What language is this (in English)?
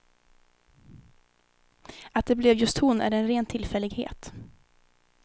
Swedish